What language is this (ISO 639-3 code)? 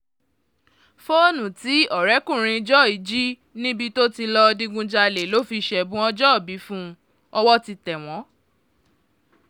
yor